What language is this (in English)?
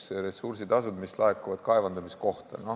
Estonian